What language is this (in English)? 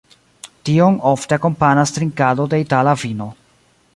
Esperanto